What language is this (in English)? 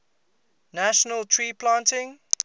English